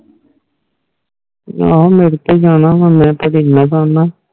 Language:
Punjabi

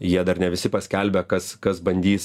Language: Lithuanian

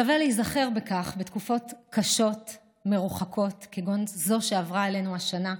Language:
Hebrew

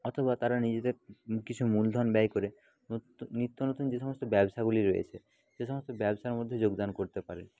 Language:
Bangla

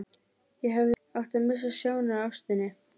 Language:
Icelandic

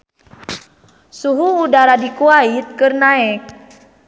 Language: Sundanese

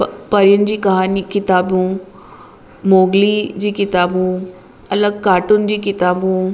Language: Sindhi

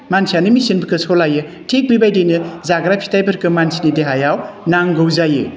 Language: Bodo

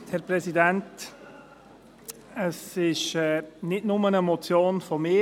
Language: Swiss German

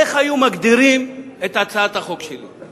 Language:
Hebrew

